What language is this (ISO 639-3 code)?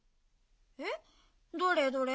jpn